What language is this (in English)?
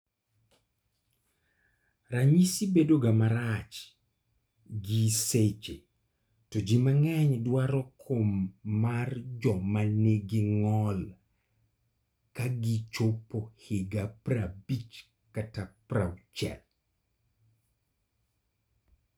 Luo (Kenya and Tanzania)